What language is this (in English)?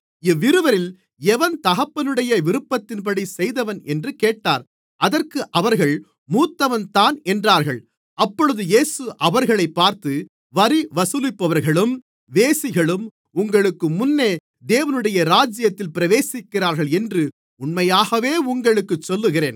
Tamil